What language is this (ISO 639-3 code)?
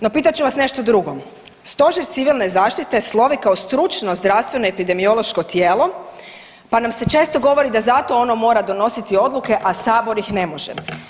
hrv